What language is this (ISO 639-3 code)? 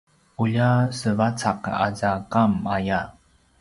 pwn